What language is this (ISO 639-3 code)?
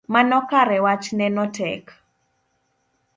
luo